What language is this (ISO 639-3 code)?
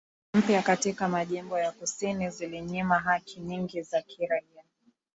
swa